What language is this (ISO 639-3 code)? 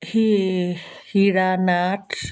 asm